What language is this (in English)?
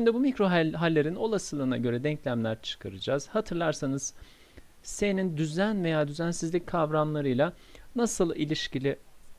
Turkish